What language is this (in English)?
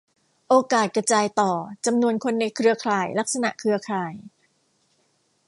Thai